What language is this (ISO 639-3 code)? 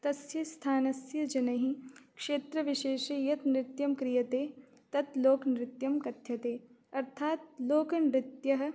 san